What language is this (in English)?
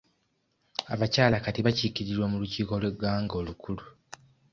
Ganda